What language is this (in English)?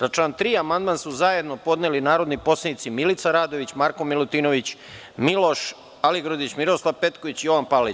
Serbian